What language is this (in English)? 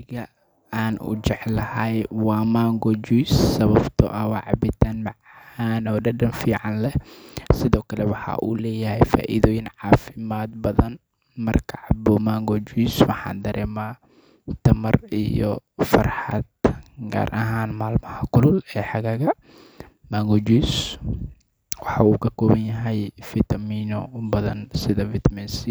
Somali